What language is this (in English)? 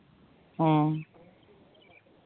Santali